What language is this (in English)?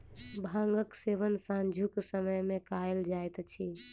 Maithili